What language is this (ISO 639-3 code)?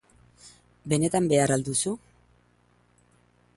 eus